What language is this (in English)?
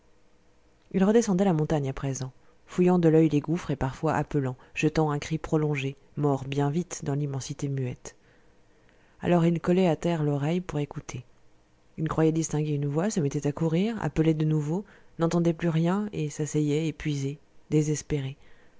French